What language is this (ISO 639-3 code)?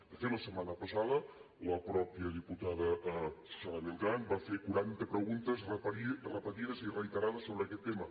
cat